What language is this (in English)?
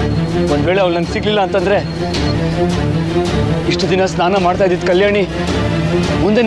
Arabic